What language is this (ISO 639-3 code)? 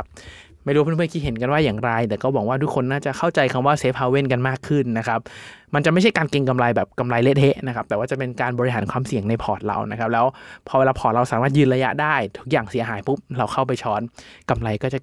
tha